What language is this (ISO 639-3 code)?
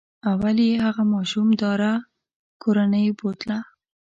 pus